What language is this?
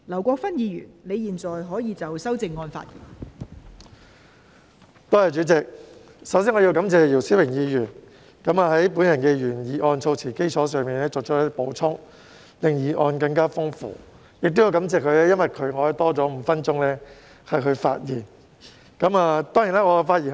Cantonese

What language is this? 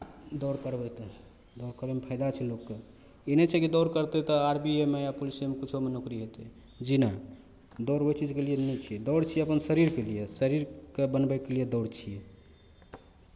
Maithili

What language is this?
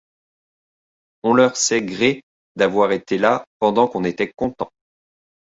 French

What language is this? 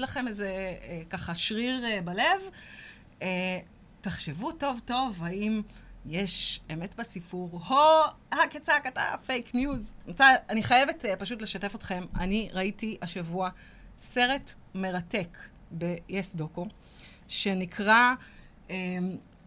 Hebrew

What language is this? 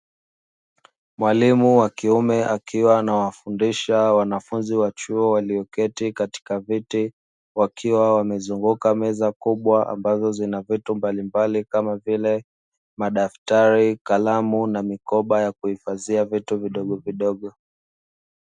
Swahili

